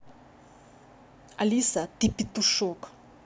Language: Russian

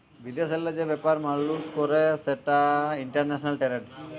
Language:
Bangla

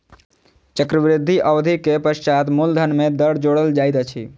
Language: Maithili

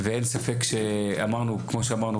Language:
Hebrew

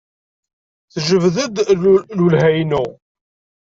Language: Kabyle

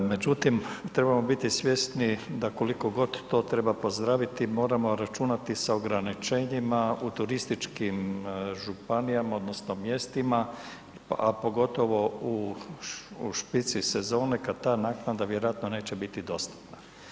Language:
Croatian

